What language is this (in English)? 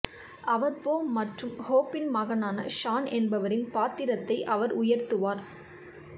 Tamil